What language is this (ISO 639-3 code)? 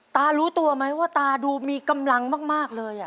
tha